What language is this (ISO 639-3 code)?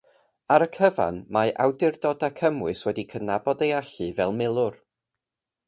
cym